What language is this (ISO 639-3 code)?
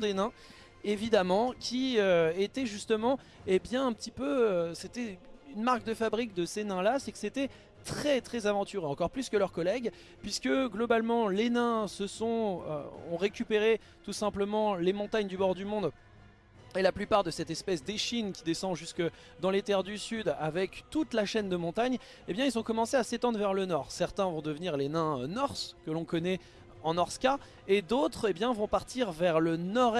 fra